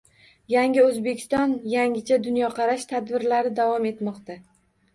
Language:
Uzbek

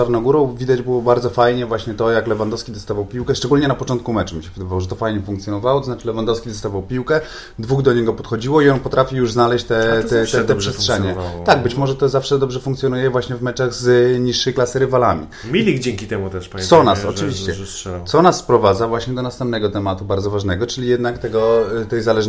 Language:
Polish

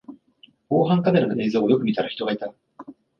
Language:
Japanese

